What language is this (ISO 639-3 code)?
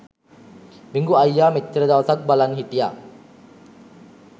sin